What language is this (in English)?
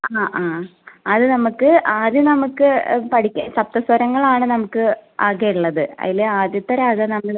Malayalam